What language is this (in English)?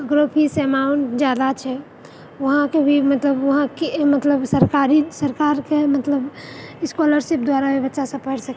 Maithili